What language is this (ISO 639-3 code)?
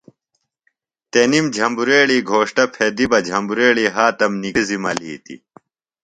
phl